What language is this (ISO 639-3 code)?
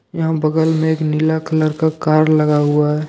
hin